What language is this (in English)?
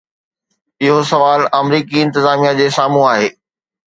Sindhi